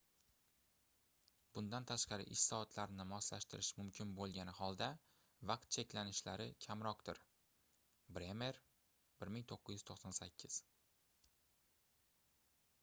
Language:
Uzbek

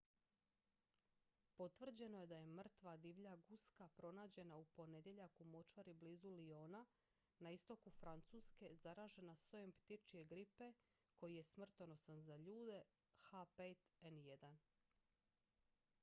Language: Croatian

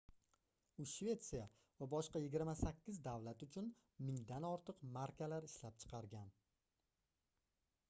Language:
Uzbek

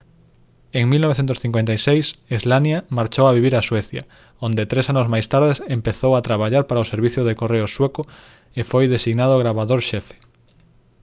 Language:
Galician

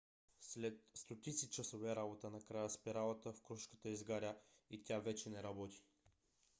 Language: Bulgarian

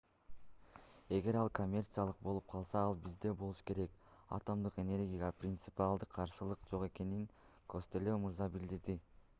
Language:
Kyrgyz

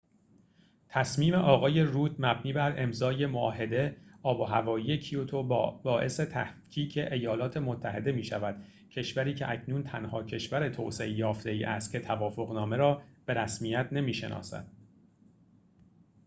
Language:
Persian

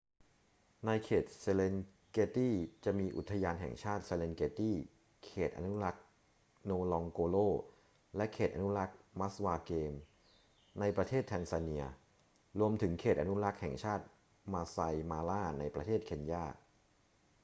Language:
Thai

